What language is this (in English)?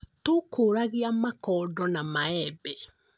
Kikuyu